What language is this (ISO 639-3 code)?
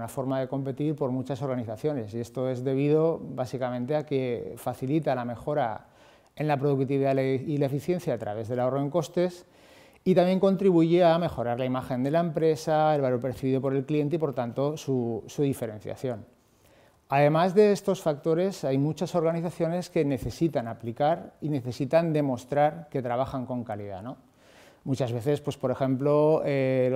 spa